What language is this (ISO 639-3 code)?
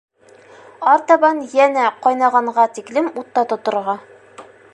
bak